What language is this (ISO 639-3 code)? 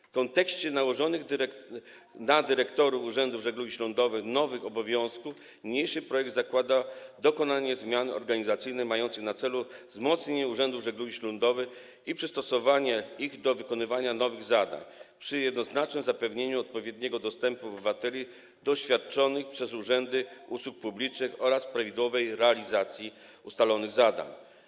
pol